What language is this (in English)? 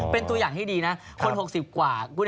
Thai